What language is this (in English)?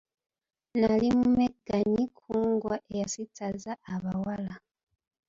Ganda